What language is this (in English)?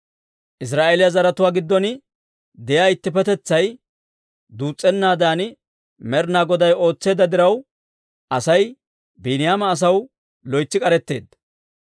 Dawro